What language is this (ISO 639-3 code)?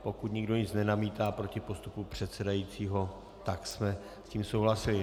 ces